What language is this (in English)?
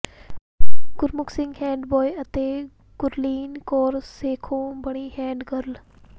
Punjabi